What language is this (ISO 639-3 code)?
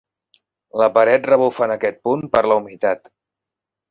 cat